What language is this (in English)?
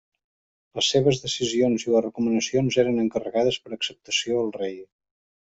Catalan